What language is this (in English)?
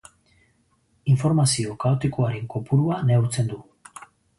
Basque